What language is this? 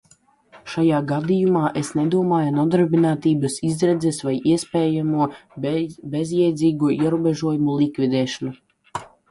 Latvian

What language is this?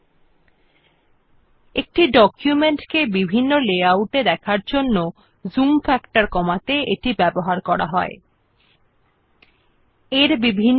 Bangla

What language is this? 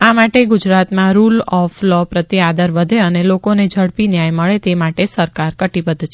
Gujarati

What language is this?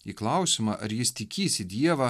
Lithuanian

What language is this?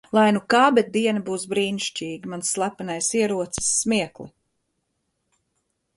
Latvian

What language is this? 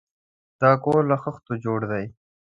Pashto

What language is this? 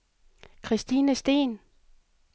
Danish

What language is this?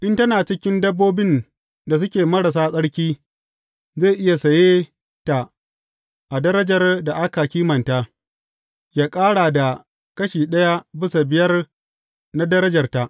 Hausa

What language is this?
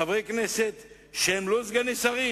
Hebrew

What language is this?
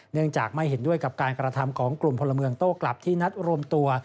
Thai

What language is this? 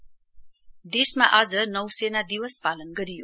Nepali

